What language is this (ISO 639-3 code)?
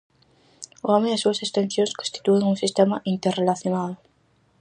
glg